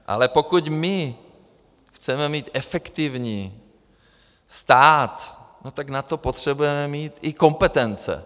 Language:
Czech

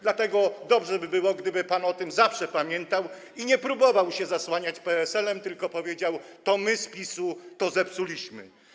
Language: Polish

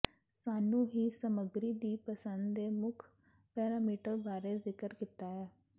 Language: Punjabi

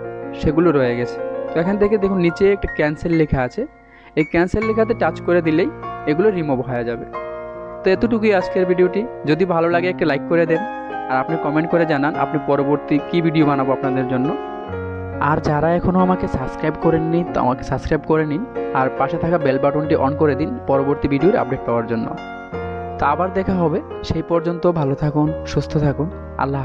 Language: Hindi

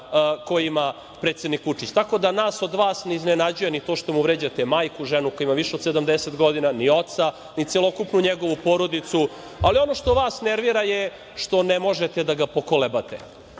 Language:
Serbian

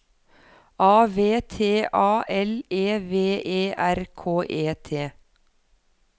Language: Norwegian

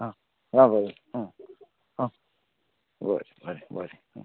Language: Konkani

